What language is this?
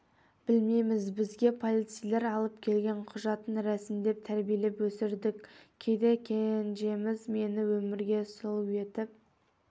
Kazakh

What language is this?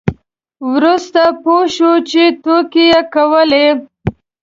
Pashto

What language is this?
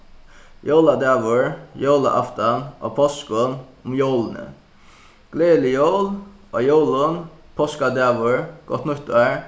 Faroese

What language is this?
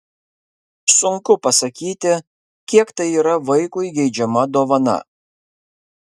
Lithuanian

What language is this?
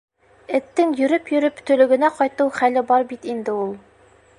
Bashkir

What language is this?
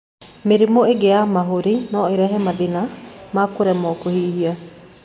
Kikuyu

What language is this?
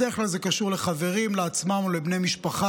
Hebrew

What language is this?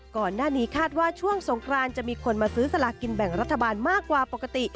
Thai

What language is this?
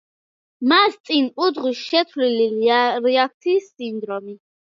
Georgian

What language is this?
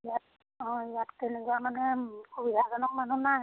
Assamese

